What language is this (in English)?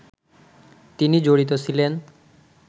Bangla